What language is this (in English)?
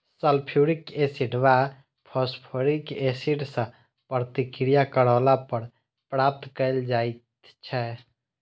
Maithili